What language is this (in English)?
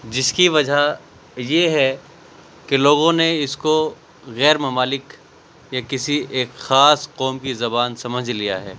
Urdu